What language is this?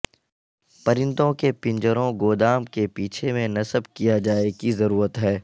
Urdu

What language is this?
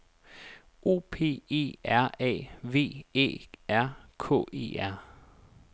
Danish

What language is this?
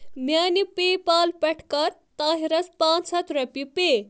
Kashmiri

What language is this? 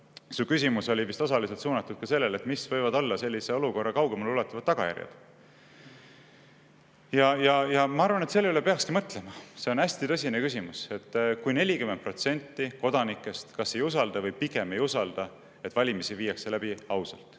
Estonian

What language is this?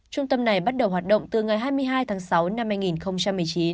Vietnamese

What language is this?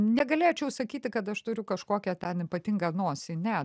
Lithuanian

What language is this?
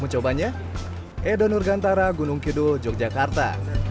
Indonesian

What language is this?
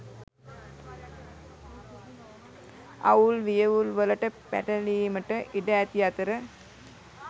Sinhala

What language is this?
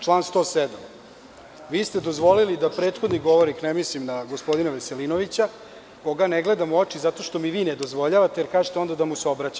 Serbian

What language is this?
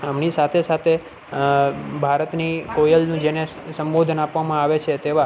Gujarati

